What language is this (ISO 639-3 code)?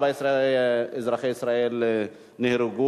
heb